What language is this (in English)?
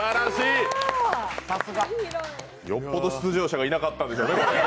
Japanese